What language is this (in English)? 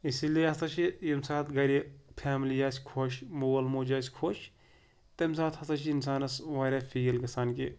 Kashmiri